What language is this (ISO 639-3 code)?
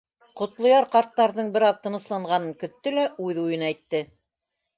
bak